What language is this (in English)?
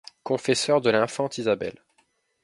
French